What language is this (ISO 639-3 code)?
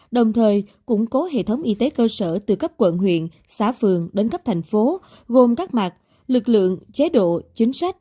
vie